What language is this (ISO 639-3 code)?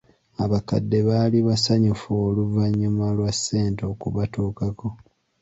lug